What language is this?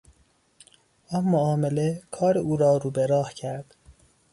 Persian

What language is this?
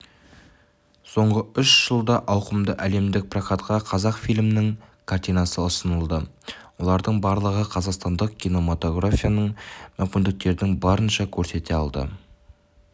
Kazakh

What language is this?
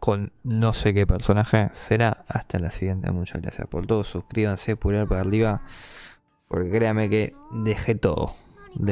Spanish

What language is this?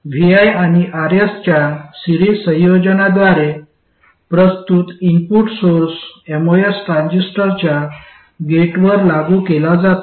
Marathi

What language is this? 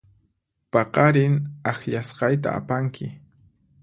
Puno Quechua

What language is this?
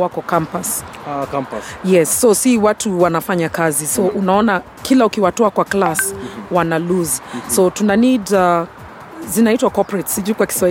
Swahili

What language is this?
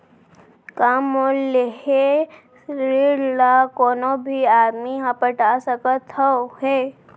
Chhattisgarhi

